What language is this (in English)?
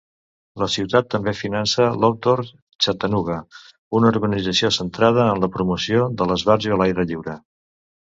Catalan